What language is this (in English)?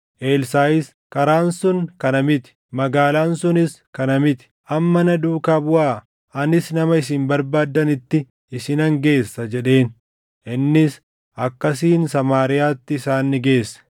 Oromo